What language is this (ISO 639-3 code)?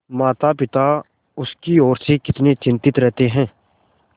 hin